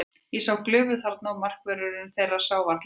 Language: Icelandic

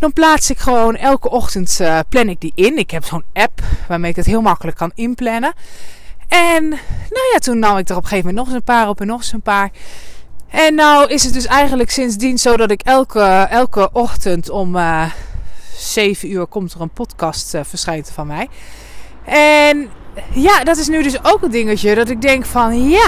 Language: Dutch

